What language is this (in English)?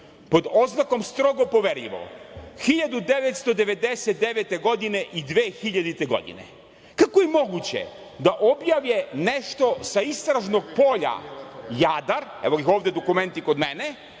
Serbian